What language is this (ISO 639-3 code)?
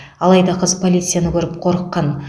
kaz